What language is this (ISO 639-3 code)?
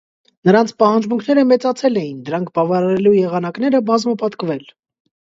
hye